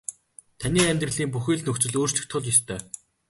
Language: Mongolian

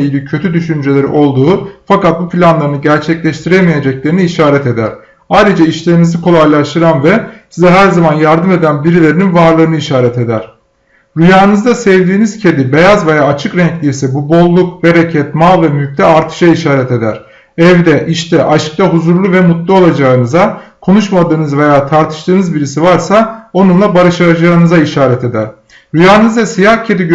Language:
Turkish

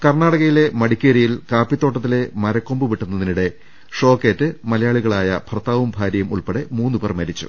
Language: Malayalam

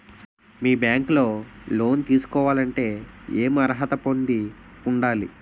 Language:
Telugu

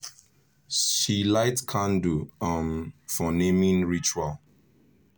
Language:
Nigerian Pidgin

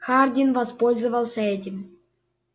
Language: Russian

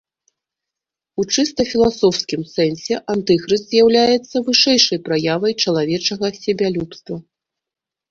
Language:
Belarusian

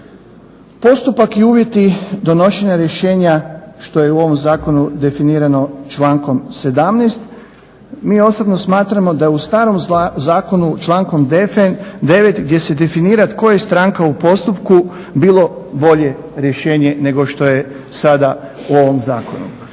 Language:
Croatian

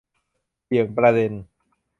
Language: Thai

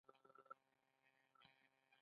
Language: Pashto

